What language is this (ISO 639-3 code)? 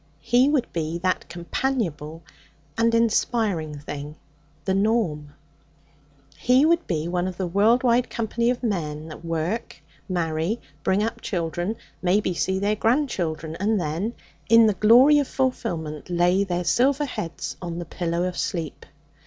eng